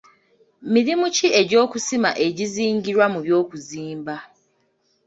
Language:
Ganda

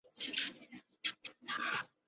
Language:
Chinese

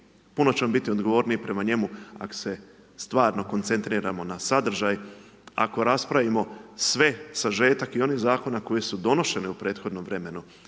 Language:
Croatian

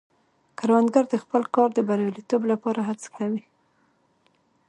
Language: Pashto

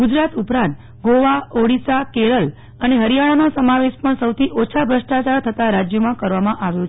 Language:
Gujarati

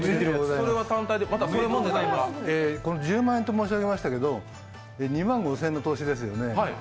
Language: Japanese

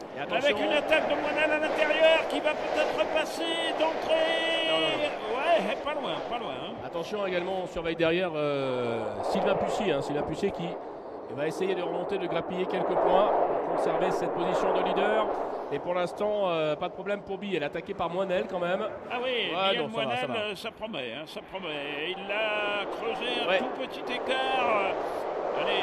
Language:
French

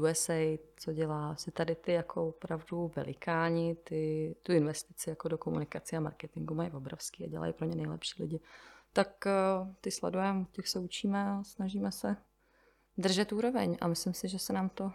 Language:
Czech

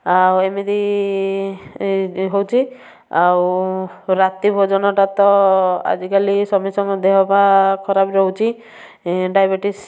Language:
Odia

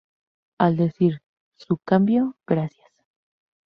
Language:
Spanish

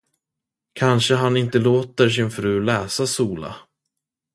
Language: Swedish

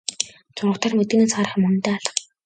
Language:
Mongolian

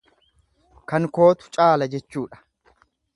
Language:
Oromo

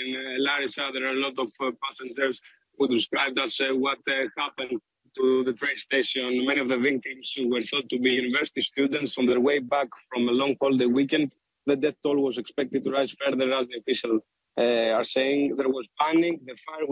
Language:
Greek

